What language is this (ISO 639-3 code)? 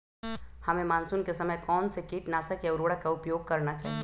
mag